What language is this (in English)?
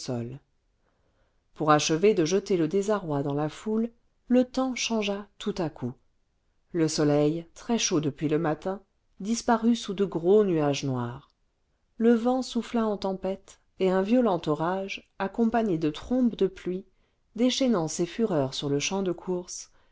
French